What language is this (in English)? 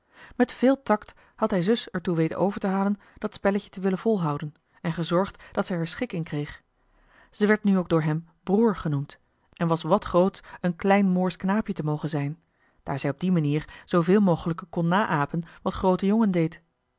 Dutch